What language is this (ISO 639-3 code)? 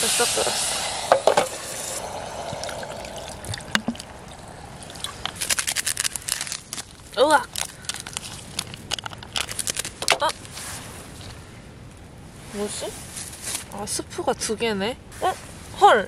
kor